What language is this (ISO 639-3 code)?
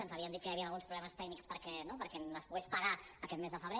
cat